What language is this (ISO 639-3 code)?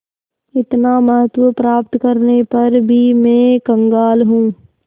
hin